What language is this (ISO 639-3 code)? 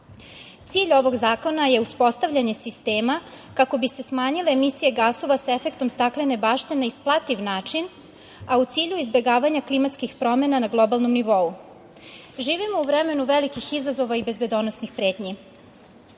srp